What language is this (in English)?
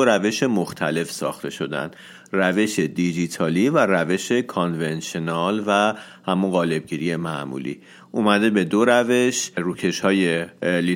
Persian